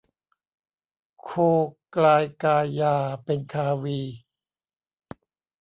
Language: Thai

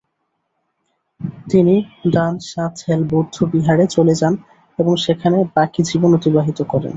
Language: Bangla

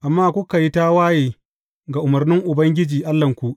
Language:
Hausa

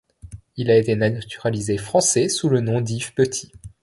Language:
French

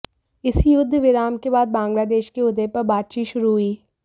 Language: Hindi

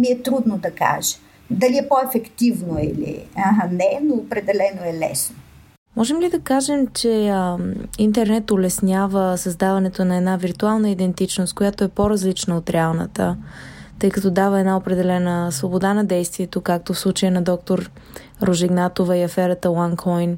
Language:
Bulgarian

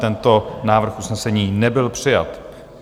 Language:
Czech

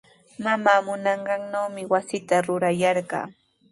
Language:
Sihuas Ancash Quechua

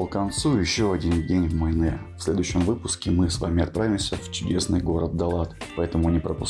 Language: Russian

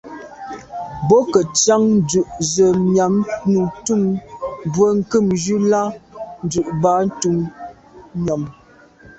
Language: Medumba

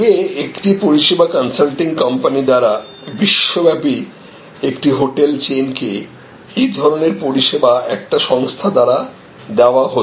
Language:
Bangla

